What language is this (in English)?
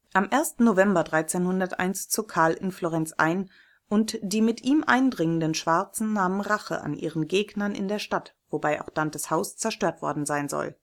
German